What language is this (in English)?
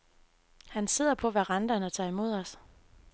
Danish